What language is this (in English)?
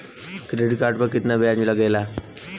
Bhojpuri